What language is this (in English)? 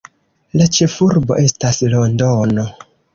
Esperanto